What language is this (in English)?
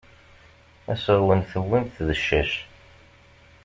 Kabyle